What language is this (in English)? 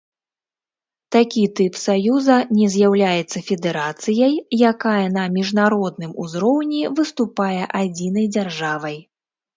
Belarusian